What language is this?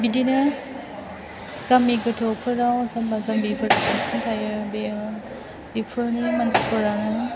Bodo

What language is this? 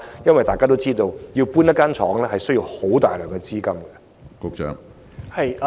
Cantonese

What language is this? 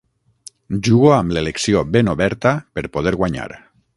Catalan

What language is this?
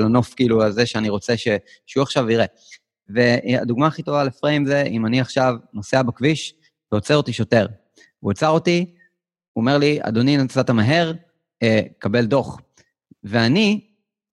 Hebrew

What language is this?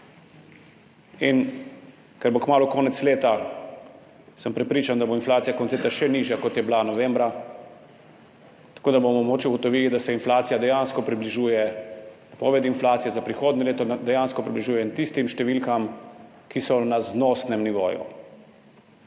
Slovenian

